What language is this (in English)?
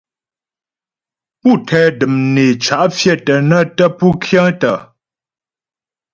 Ghomala